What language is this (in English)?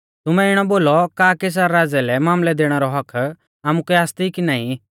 Mahasu Pahari